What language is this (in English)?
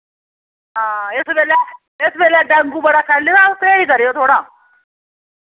Dogri